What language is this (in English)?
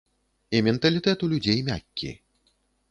Belarusian